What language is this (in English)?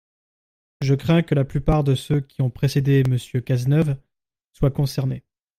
French